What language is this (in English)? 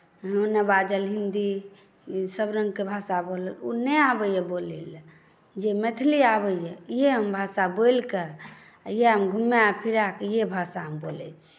Maithili